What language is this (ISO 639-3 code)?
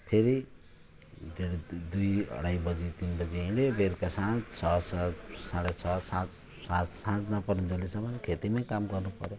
nep